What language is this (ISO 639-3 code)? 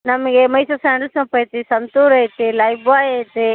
kan